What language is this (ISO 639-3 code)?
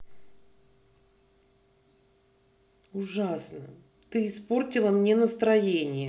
rus